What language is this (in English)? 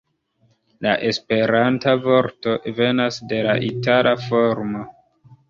Esperanto